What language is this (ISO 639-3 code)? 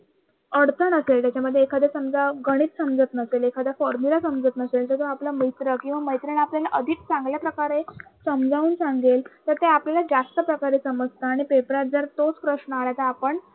mar